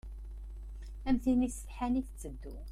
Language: Kabyle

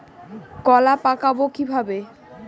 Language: Bangla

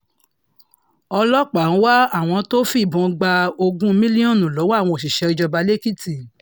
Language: Yoruba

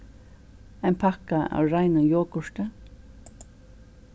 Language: Faroese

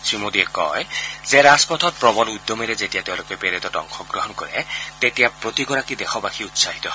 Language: Assamese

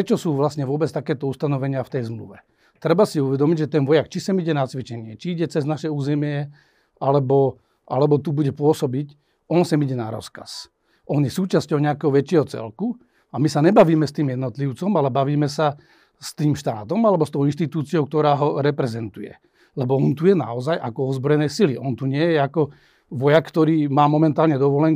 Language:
Slovak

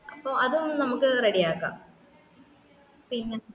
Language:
Malayalam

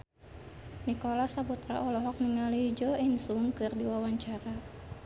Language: Sundanese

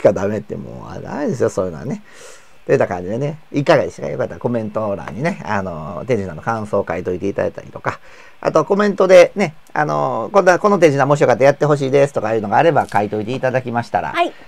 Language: Japanese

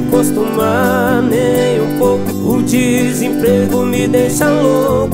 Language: Portuguese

